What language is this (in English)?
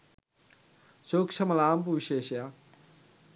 Sinhala